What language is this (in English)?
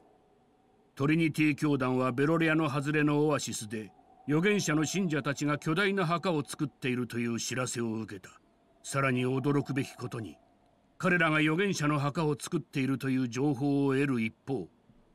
Japanese